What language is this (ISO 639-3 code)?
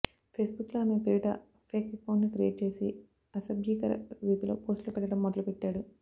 tel